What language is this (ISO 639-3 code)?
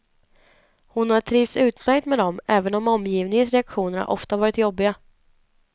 swe